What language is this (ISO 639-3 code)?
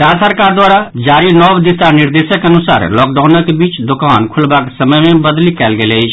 mai